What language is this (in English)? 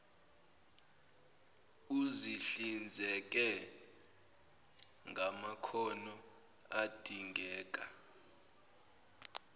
Zulu